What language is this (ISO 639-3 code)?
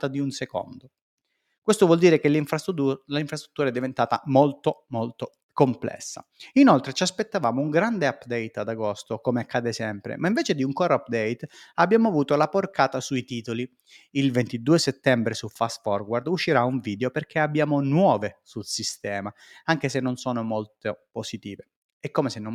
ita